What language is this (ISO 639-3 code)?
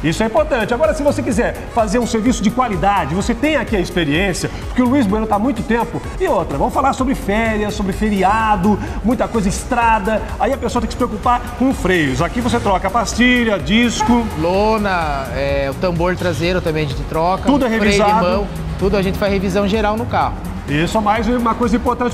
por